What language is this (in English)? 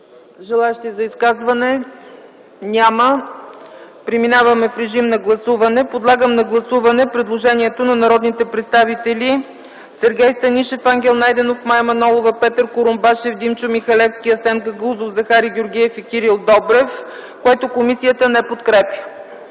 Bulgarian